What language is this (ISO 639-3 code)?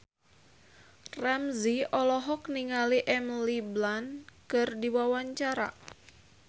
sun